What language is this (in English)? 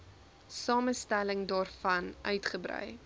Afrikaans